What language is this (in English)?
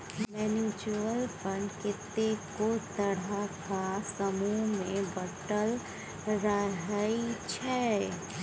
Maithili